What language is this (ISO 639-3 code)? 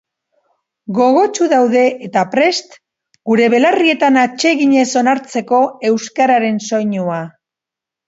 eus